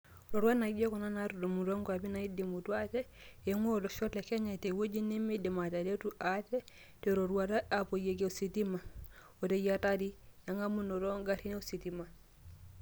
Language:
Masai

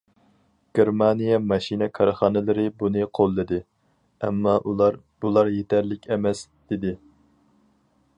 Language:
Uyghur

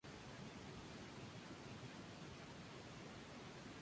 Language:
Spanish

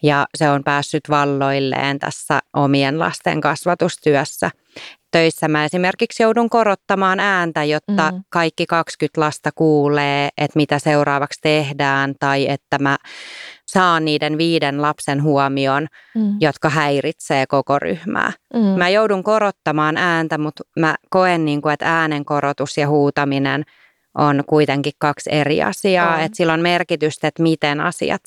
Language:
Finnish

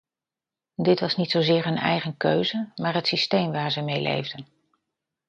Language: Dutch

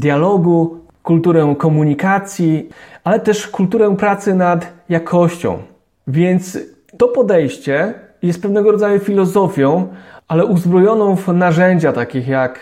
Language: Polish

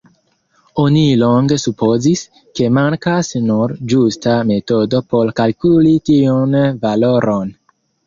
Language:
Esperanto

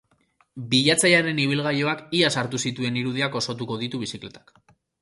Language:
Basque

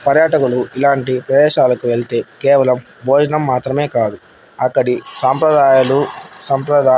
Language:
Telugu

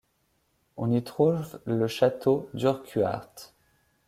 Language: French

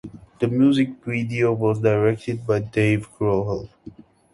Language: English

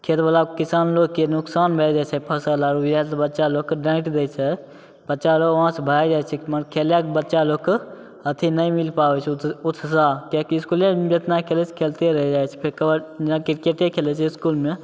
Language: Maithili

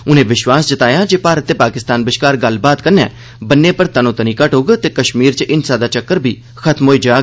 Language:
Dogri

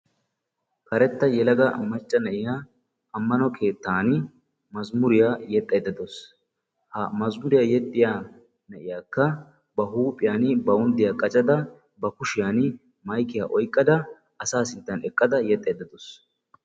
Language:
Wolaytta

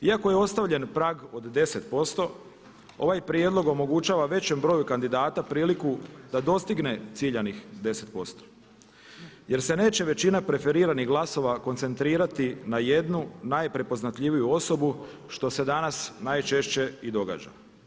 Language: Croatian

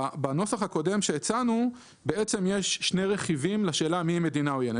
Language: Hebrew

